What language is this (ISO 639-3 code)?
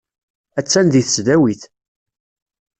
kab